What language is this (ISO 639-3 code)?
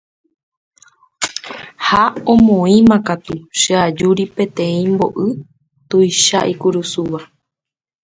grn